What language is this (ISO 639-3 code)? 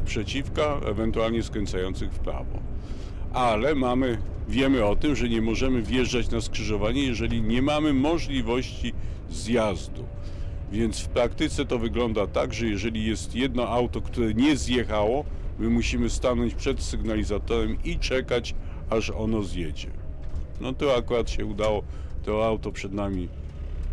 pol